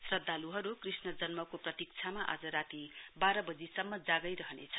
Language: Nepali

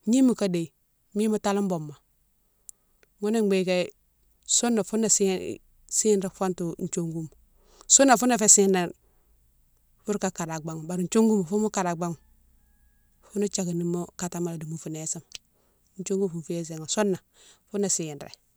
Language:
Mansoanka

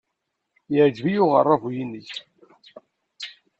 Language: Kabyle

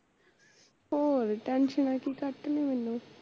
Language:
Punjabi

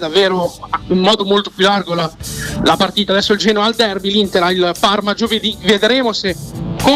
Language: Italian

